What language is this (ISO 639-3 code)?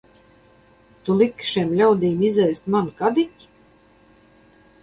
lav